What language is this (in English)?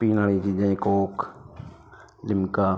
Punjabi